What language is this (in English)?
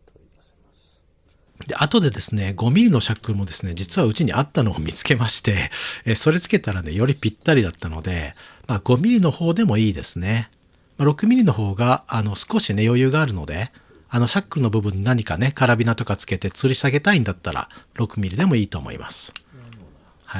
Japanese